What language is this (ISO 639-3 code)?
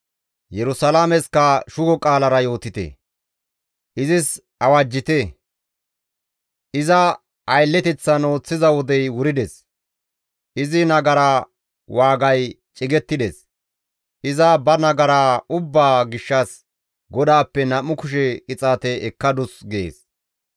gmv